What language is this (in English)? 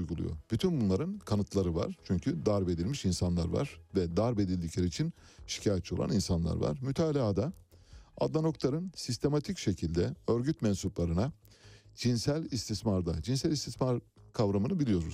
Turkish